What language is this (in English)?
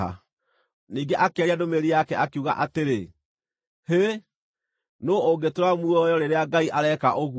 Kikuyu